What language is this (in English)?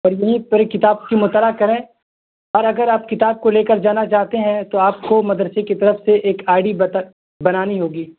Urdu